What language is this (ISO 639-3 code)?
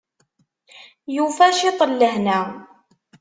kab